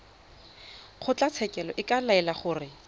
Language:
Tswana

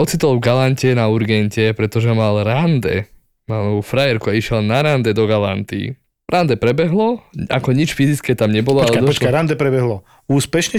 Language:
Slovak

